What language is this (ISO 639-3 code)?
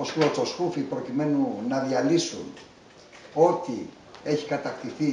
ell